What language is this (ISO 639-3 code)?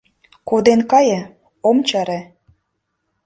chm